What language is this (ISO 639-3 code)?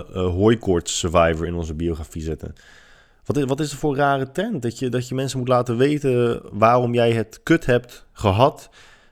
nld